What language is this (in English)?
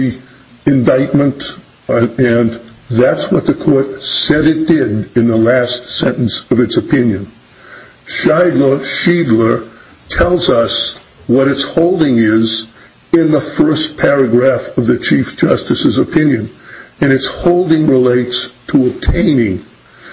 English